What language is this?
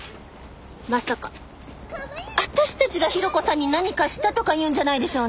Japanese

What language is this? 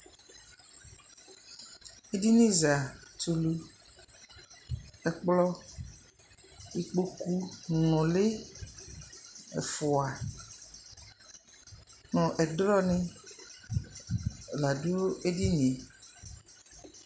Ikposo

